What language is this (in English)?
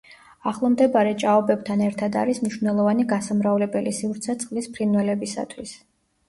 Georgian